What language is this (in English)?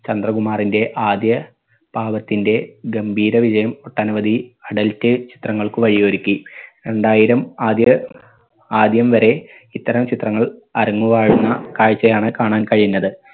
Malayalam